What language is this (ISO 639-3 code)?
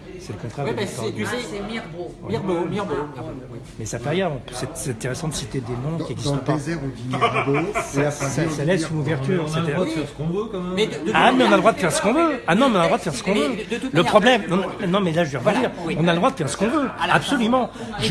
fra